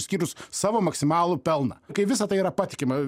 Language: Lithuanian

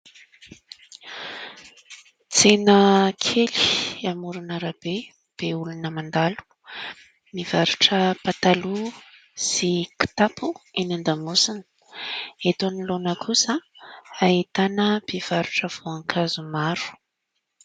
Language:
Malagasy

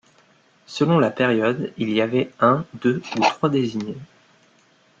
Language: French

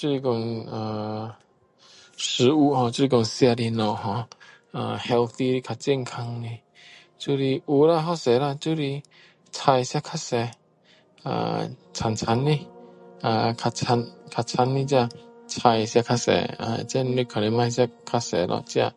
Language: Min Dong Chinese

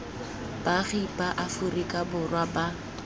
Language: Tswana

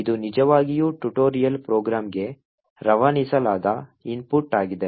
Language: Kannada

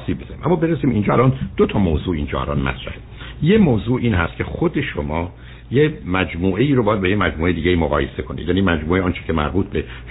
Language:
Persian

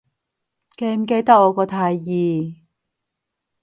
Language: Cantonese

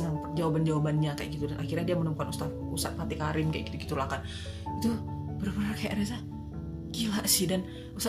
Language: Indonesian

